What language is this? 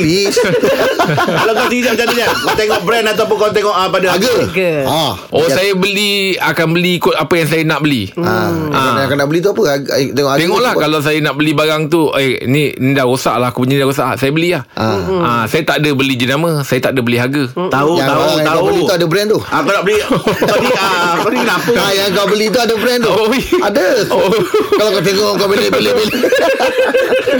Malay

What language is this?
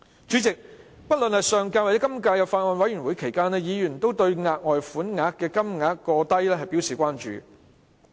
Cantonese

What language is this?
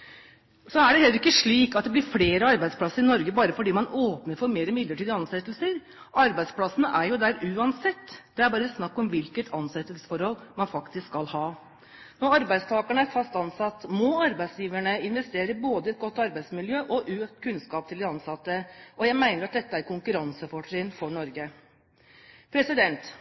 Norwegian Bokmål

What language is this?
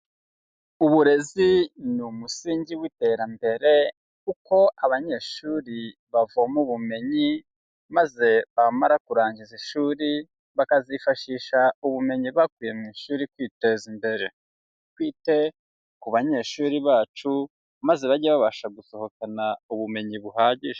Kinyarwanda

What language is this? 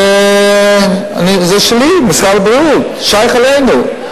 Hebrew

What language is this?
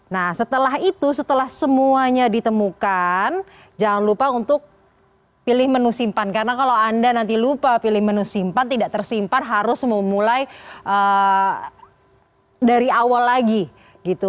Indonesian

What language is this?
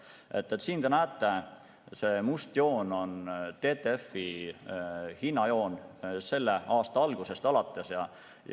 Estonian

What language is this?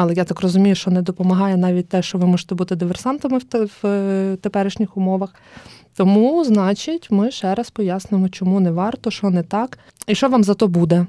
Ukrainian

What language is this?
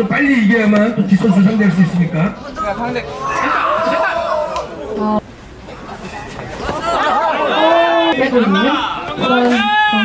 Korean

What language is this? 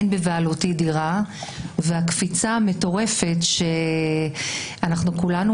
Hebrew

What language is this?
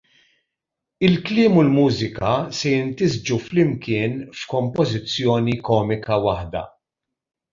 Maltese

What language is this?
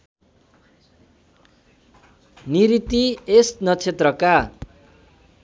Nepali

